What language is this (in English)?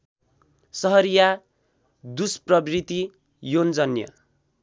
Nepali